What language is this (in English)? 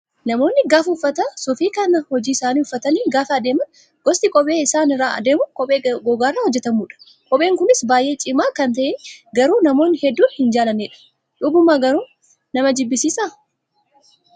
Oromo